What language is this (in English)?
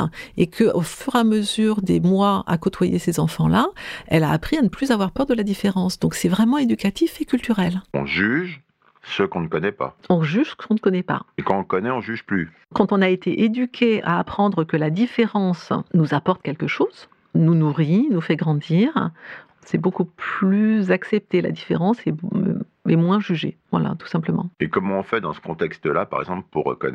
French